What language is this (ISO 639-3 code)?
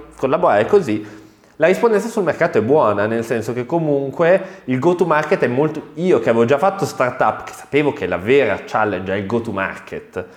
ita